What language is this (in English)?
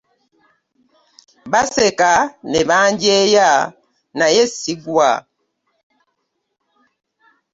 Ganda